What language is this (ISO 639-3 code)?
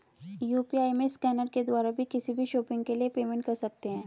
hin